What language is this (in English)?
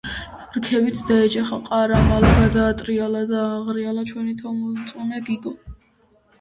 Georgian